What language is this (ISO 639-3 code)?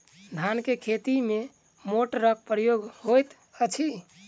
mai